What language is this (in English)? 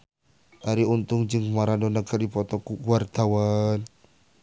Sundanese